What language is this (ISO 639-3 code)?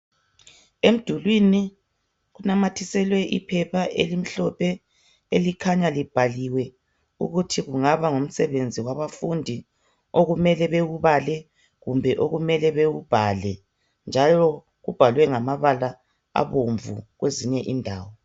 nde